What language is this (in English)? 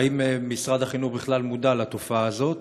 Hebrew